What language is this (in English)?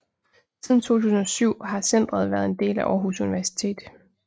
Danish